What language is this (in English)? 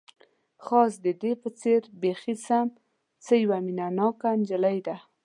Pashto